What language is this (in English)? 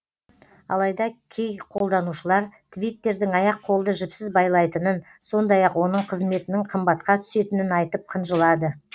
Kazakh